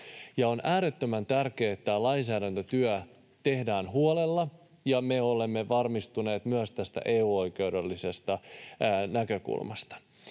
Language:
Finnish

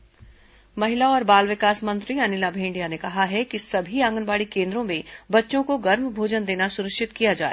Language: Hindi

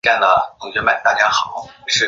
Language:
Chinese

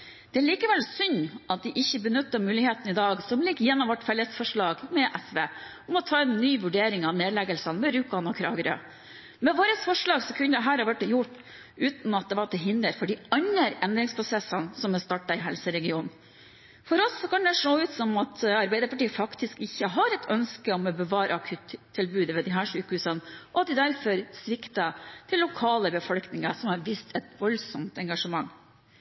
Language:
Norwegian Bokmål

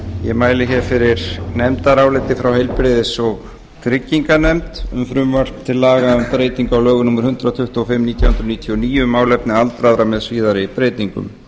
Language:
Icelandic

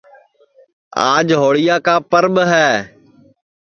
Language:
Sansi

